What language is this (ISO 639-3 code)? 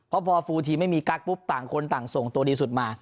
tha